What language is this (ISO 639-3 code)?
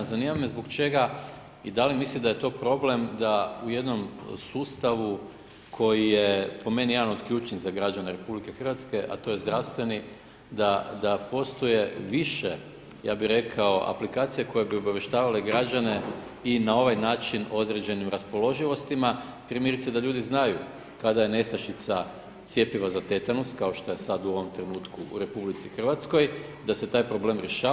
hrv